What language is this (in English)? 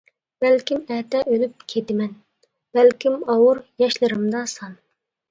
Uyghur